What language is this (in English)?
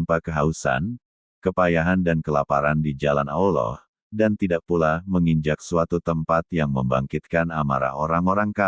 Indonesian